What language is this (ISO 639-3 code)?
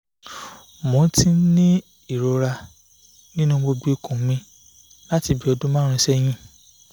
yor